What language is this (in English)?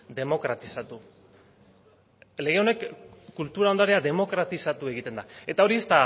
Basque